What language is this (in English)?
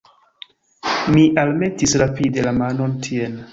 Esperanto